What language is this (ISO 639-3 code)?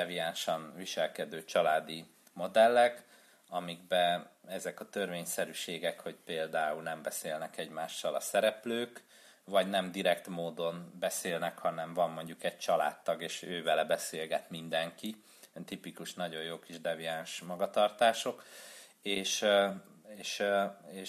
hun